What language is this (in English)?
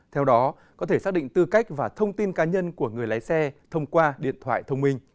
Vietnamese